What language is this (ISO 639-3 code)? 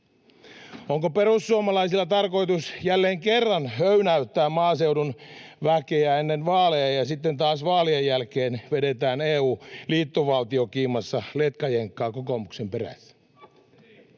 fin